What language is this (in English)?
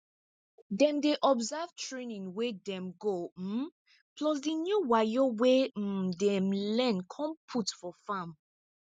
Nigerian Pidgin